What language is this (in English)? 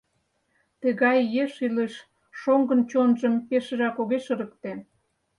Mari